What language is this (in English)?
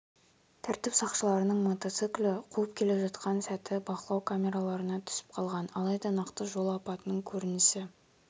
Kazakh